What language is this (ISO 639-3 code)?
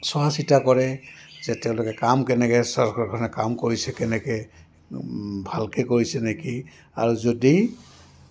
asm